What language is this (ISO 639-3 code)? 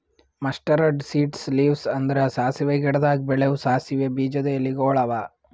kan